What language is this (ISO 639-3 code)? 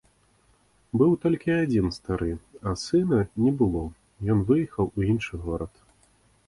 bel